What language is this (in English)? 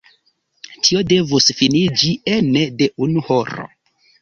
Esperanto